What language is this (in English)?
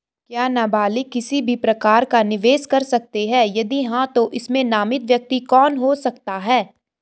Hindi